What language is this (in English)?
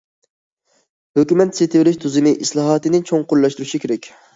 Uyghur